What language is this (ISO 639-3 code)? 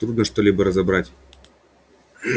rus